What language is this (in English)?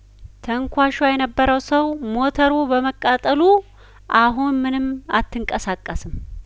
Amharic